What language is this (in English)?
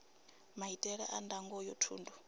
Venda